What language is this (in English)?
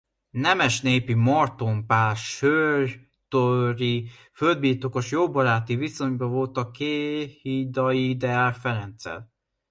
Hungarian